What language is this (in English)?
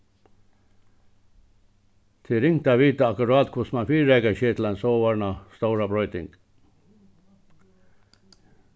Faroese